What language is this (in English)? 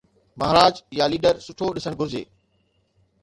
Sindhi